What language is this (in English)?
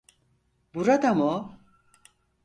Turkish